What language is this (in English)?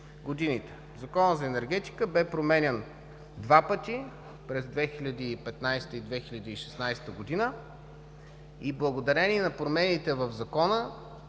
Bulgarian